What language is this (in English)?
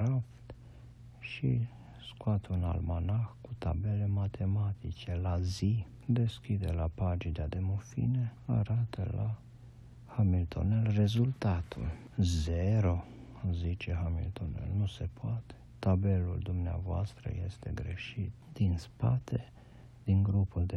Romanian